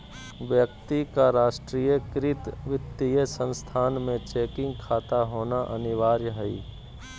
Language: Magahi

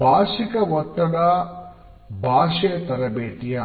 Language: Kannada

